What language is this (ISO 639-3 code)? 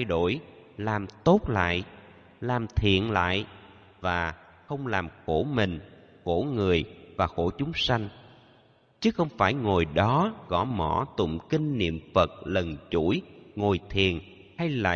vie